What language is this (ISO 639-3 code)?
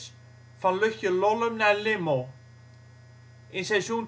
nld